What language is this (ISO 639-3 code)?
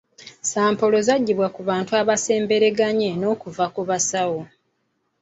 lug